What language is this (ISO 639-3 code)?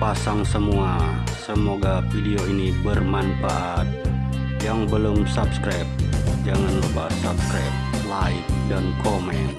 ind